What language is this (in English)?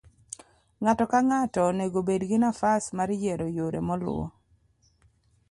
Luo (Kenya and Tanzania)